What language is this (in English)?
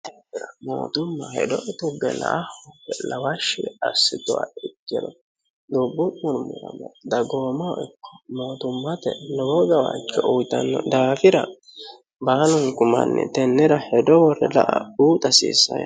Sidamo